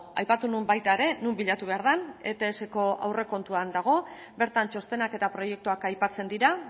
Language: Basque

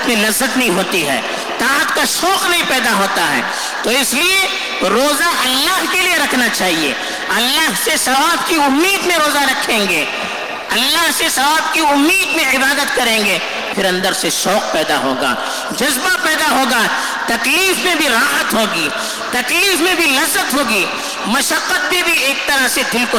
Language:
Urdu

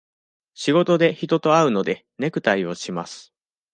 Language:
Japanese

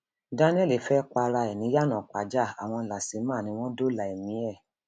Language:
Yoruba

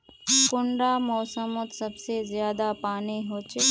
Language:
Magahi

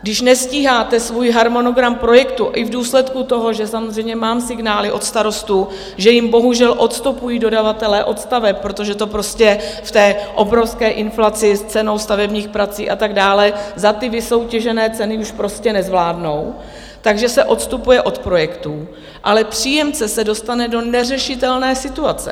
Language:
Czech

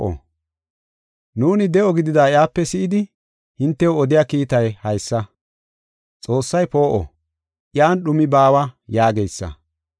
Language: Gofa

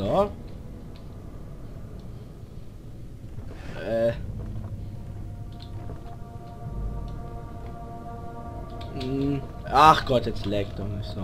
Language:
German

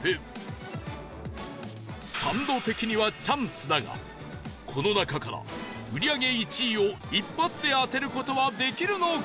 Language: Japanese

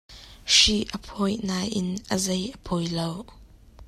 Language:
Hakha Chin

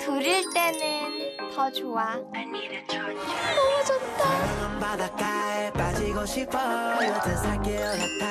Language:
Korean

